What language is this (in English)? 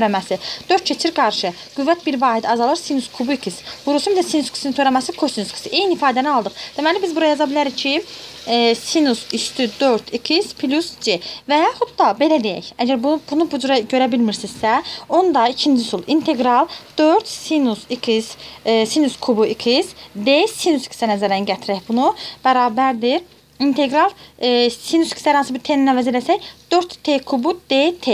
Turkish